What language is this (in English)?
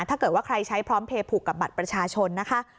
Thai